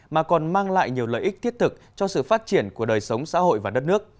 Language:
Vietnamese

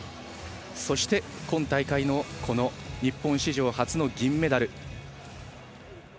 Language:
Japanese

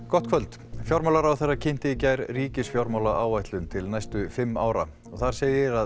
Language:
Icelandic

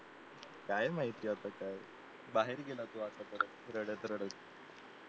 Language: Marathi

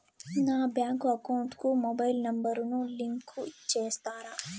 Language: Telugu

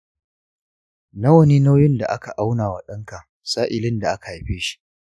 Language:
Hausa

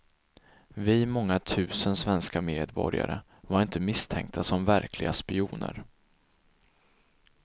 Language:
Swedish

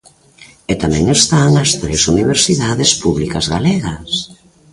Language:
Galician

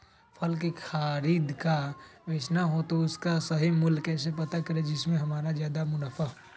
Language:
Magahi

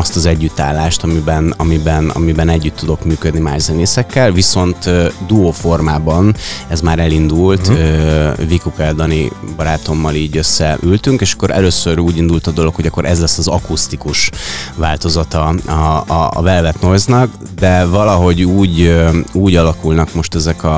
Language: Hungarian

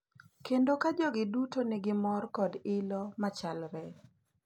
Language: Luo (Kenya and Tanzania)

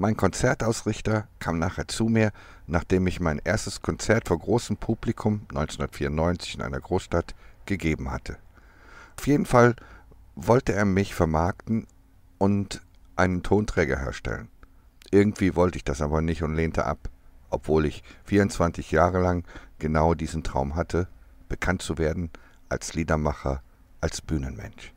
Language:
German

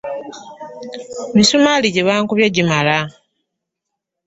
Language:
Ganda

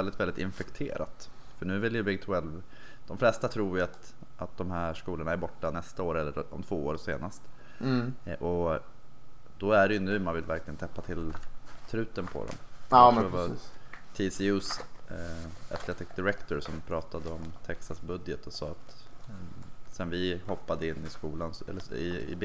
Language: Swedish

